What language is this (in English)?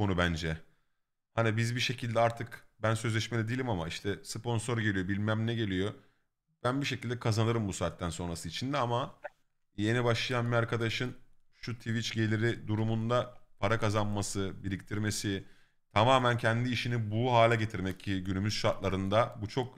Turkish